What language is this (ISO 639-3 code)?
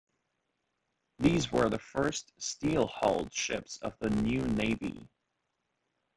eng